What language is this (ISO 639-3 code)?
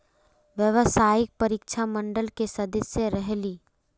mag